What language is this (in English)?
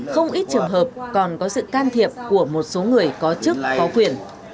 Vietnamese